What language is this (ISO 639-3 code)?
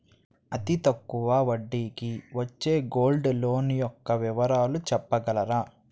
tel